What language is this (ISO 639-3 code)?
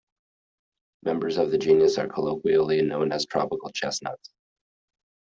eng